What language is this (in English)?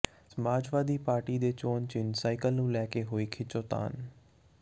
Punjabi